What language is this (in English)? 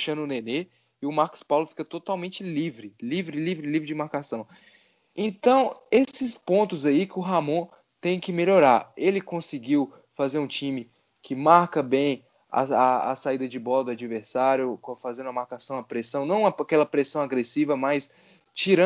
Portuguese